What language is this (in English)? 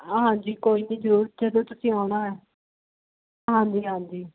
Punjabi